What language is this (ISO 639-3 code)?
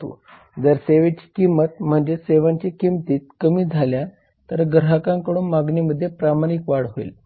mar